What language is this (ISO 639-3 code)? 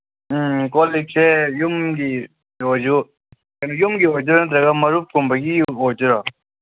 mni